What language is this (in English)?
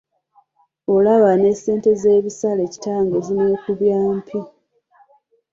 Ganda